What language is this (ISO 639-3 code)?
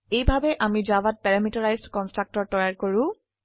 asm